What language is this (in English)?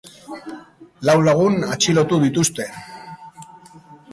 Basque